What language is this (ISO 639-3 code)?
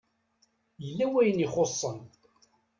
kab